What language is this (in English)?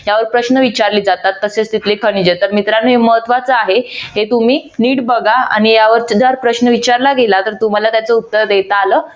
Marathi